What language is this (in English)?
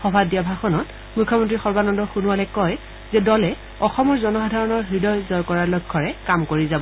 Assamese